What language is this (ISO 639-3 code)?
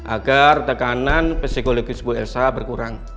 ind